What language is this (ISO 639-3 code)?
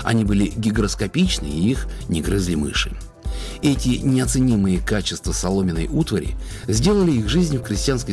rus